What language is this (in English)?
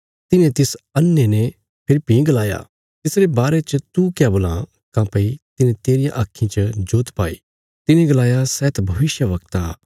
Bilaspuri